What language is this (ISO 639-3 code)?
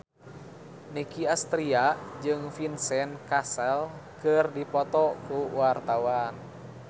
sun